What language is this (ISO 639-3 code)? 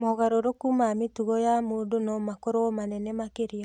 kik